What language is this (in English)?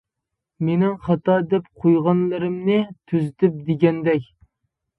Uyghur